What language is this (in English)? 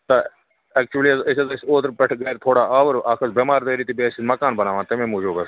Kashmiri